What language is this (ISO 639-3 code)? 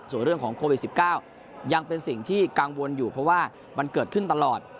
tha